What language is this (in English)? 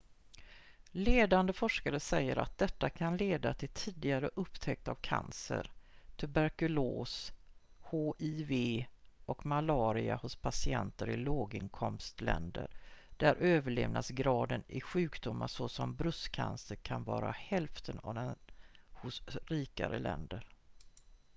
Swedish